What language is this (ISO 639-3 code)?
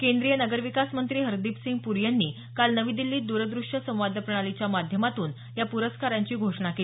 mar